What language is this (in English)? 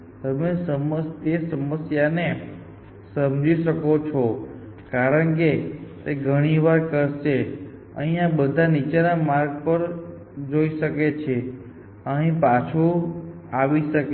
Gujarati